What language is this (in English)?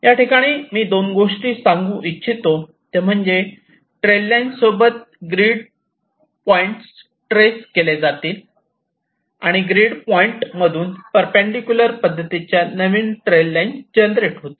Marathi